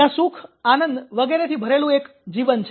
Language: Gujarati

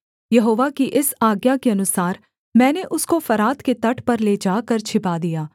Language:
Hindi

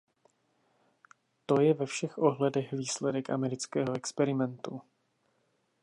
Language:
Czech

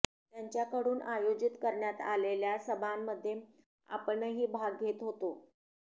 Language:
Marathi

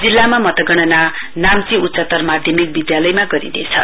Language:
Nepali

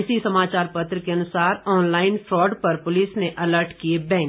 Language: Hindi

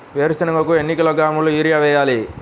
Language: Telugu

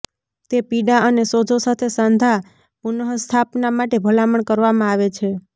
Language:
Gujarati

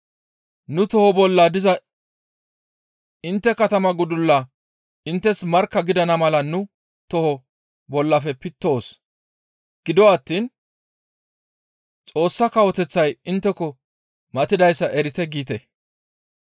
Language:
Gamo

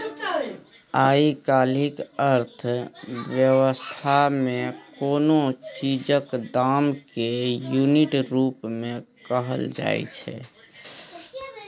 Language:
Maithili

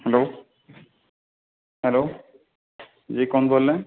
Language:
Urdu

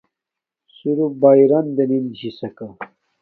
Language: Domaaki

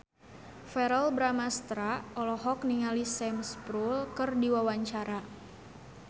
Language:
Sundanese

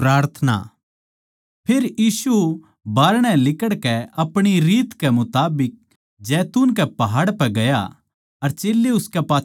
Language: Haryanvi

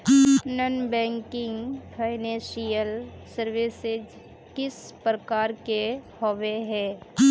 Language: Magahi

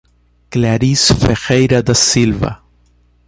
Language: Portuguese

